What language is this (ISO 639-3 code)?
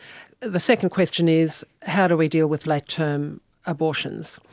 eng